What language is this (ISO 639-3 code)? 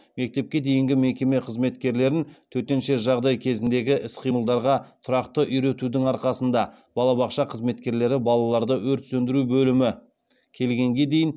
kaz